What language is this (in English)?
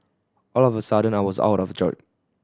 English